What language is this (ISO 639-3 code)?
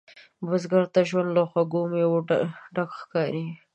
pus